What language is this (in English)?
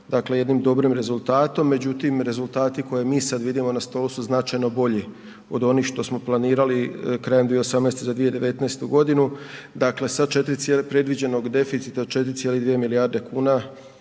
Croatian